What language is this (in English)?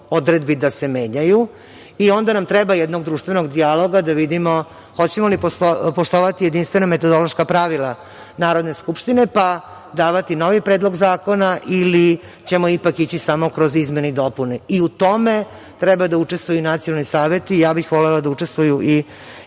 Serbian